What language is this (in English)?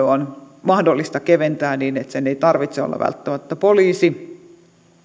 Finnish